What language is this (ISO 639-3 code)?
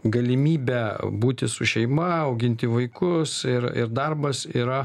lit